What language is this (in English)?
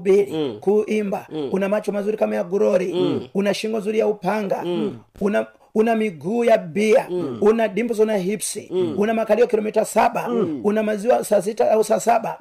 Swahili